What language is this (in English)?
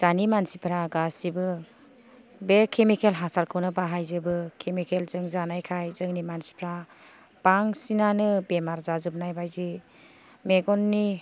Bodo